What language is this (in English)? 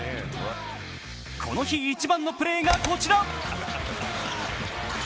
Japanese